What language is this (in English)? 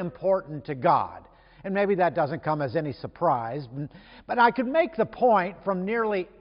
English